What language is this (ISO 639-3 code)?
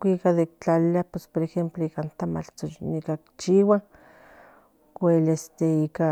nhn